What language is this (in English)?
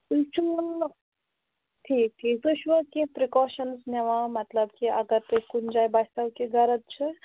Kashmiri